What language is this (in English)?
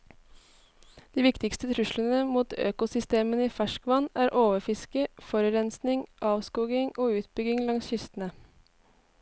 Norwegian